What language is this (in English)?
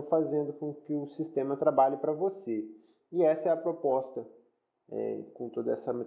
Portuguese